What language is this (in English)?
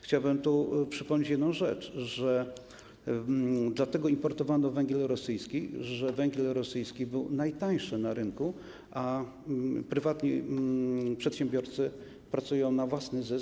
Polish